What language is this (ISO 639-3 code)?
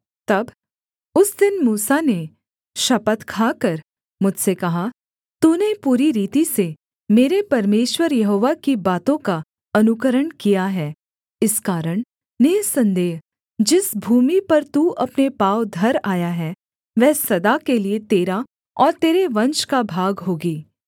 hin